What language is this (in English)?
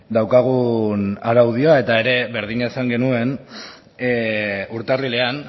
Basque